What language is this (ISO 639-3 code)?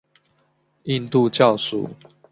zho